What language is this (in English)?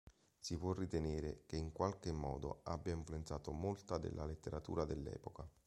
Italian